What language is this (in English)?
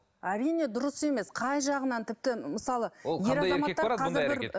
Kazakh